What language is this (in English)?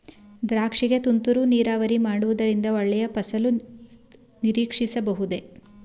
Kannada